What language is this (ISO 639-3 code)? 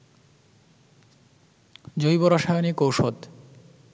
ben